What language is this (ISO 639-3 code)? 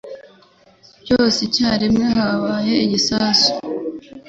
kin